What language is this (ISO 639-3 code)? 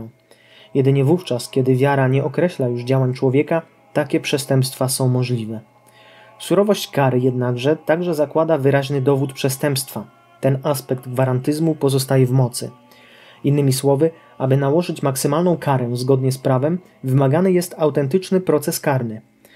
pol